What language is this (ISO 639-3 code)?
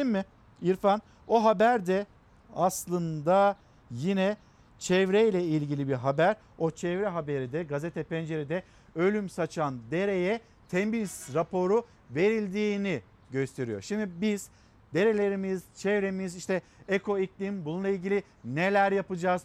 tur